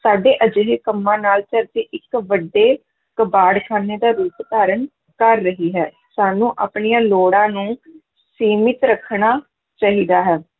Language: Punjabi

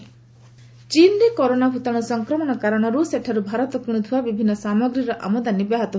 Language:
Odia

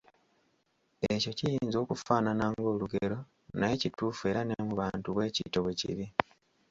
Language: Ganda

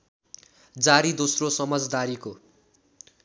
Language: Nepali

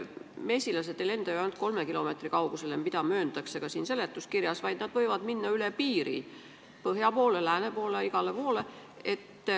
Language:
Estonian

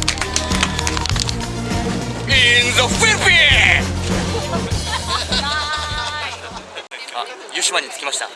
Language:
Japanese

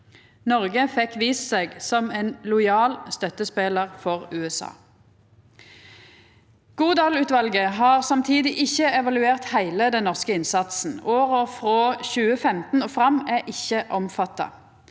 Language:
Norwegian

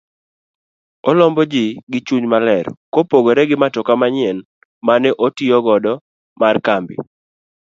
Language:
Luo (Kenya and Tanzania)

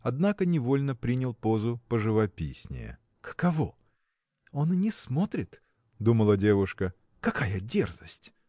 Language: Russian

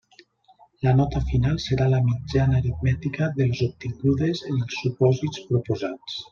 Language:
Catalan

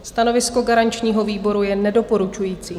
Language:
Czech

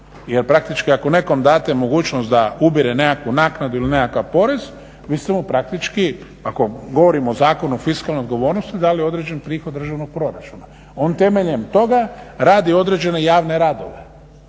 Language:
Croatian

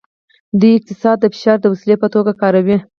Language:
Pashto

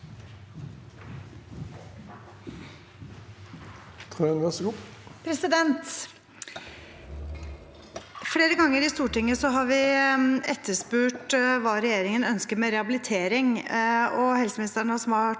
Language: Norwegian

